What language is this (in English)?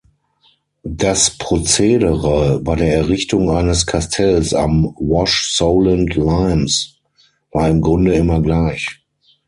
German